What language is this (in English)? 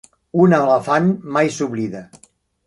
Catalan